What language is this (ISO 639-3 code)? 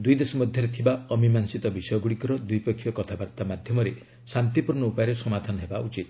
ori